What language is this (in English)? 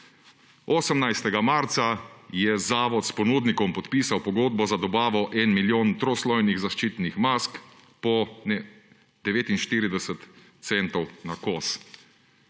Slovenian